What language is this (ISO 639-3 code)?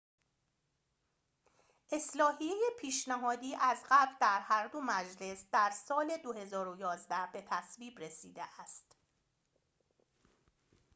fas